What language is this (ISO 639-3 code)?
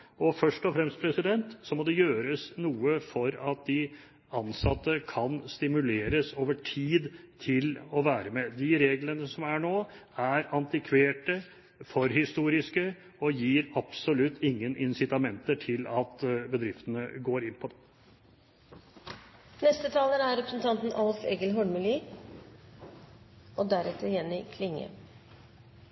nor